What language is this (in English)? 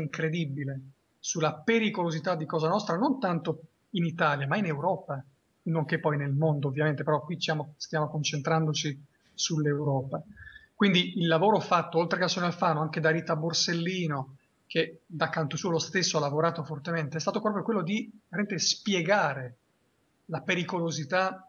Italian